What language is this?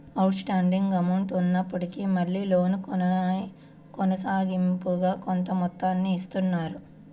Telugu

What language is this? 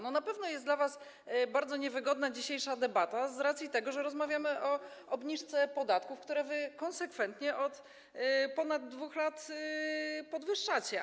Polish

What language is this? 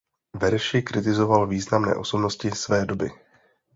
Czech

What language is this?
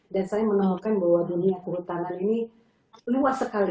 Indonesian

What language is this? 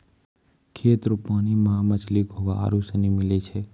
Maithili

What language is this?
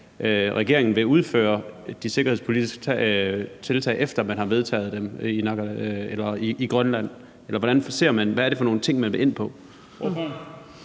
Danish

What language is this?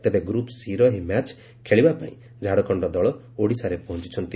Odia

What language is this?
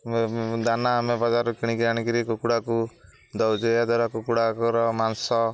Odia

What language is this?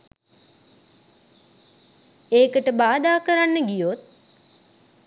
Sinhala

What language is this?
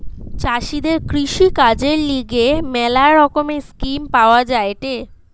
Bangla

